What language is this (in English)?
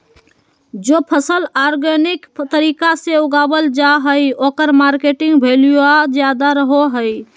Magahi